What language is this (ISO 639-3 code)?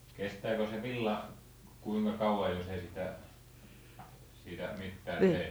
fin